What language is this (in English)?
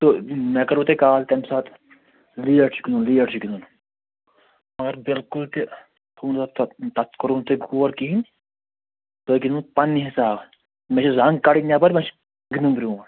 Kashmiri